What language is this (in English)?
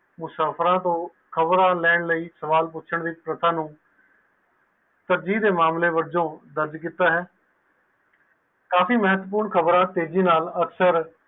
Punjabi